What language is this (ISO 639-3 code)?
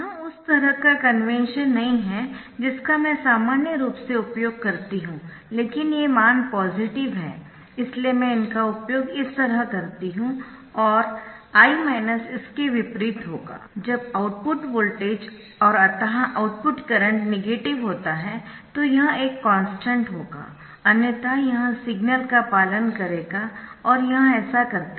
hin